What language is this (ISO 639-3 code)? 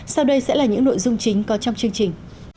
vie